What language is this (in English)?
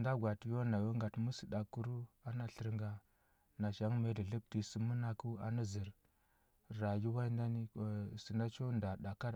Huba